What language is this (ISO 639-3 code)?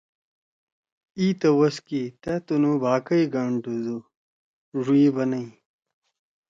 trw